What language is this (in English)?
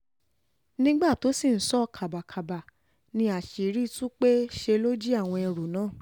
Yoruba